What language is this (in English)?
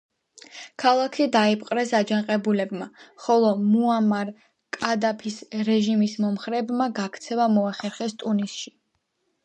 Georgian